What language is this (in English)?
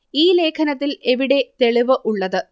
Malayalam